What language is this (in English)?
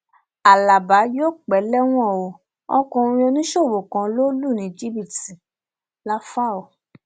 Yoruba